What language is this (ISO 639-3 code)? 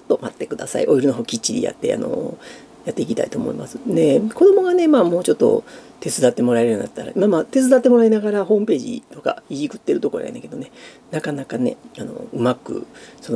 jpn